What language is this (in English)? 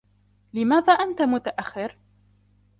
Arabic